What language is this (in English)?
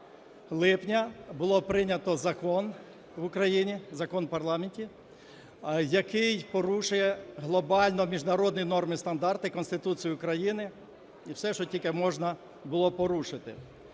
Ukrainian